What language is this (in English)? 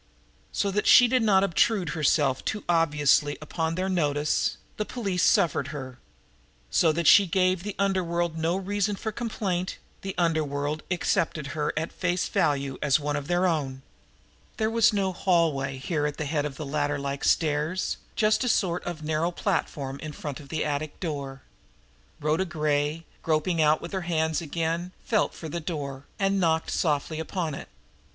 English